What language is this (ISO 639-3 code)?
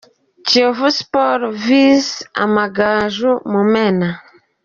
kin